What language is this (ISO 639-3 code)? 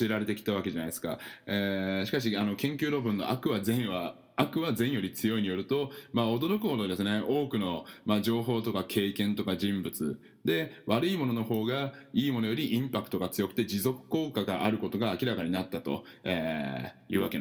jpn